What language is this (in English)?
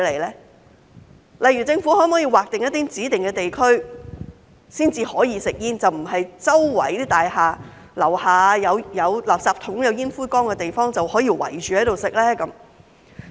Cantonese